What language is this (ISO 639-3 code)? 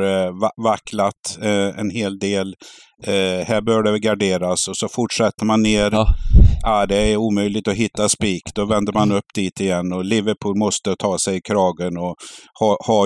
swe